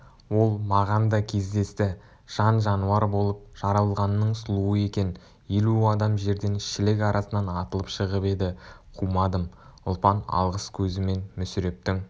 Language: Kazakh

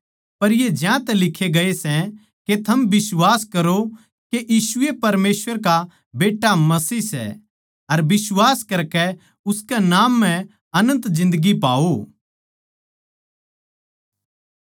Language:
Haryanvi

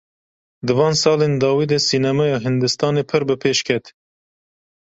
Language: Kurdish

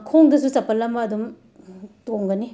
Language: Manipuri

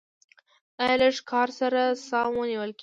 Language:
Pashto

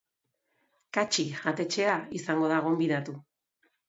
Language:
Basque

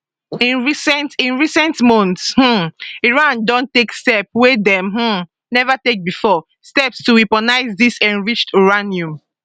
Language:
Nigerian Pidgin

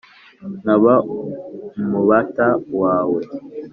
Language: Kinyarwanda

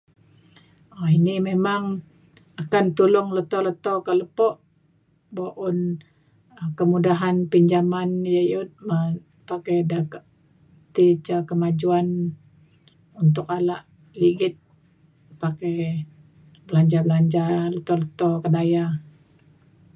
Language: Mainstream Kenyah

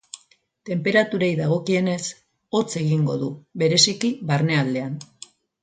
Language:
Basque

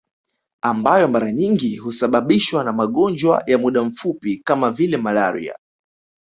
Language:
Swahili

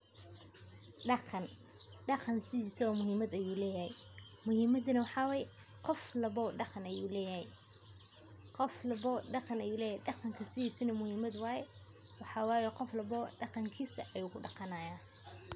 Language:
Somali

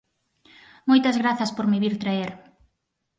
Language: Galician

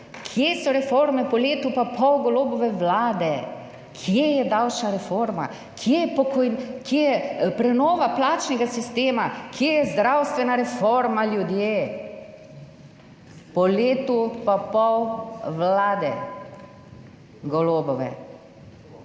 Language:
Slovenian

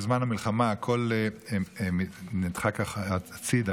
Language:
Hebrew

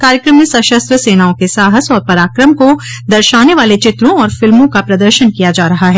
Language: Hindi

